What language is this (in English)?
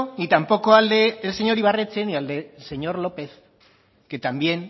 Spanish